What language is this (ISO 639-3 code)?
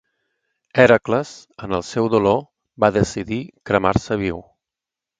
cat